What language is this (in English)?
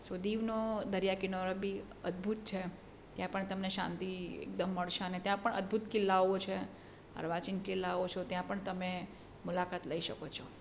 Gujarati